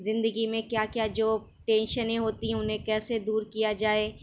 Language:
Urdu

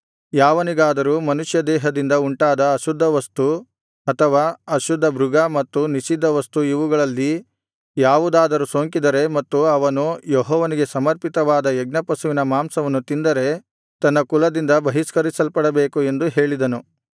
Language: Kannada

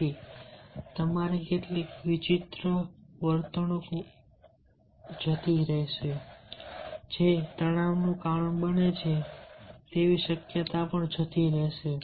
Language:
Gujarati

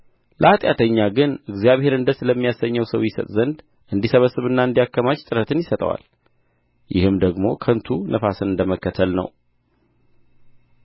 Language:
Amharic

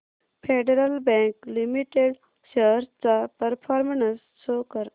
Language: Marathi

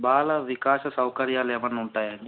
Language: Telugu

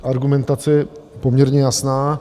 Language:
Czech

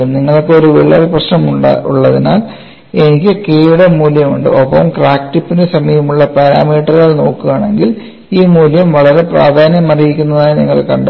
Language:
Malayalam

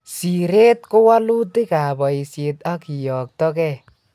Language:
Kalenjin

